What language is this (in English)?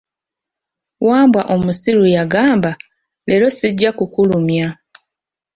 Ganda